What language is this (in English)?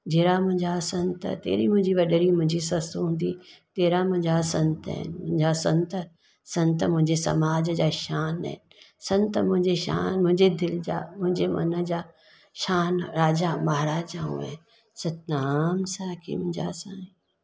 Sindhi